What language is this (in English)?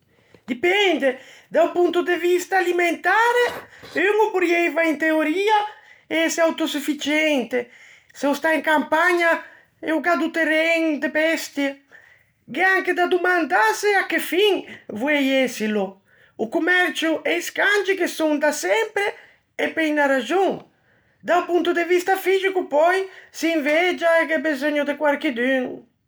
Ligurian